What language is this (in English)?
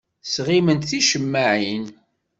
Kabyle